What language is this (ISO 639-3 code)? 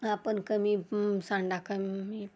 mar